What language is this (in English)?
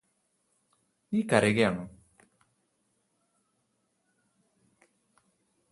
Malayalam